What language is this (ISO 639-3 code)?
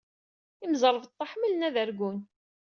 kab